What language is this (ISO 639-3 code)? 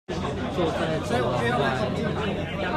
zho